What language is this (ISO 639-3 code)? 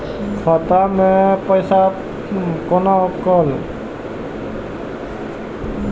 mai